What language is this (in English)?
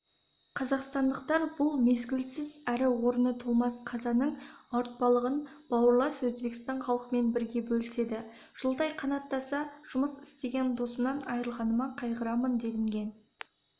Kazakh